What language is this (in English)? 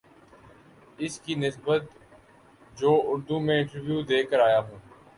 Urdu